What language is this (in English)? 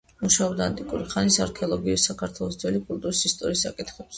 Georgian